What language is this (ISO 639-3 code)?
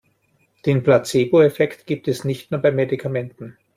deu